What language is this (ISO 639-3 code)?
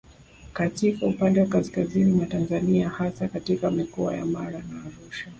swa